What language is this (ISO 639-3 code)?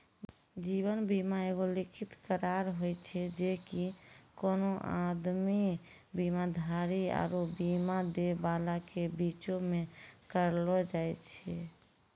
mai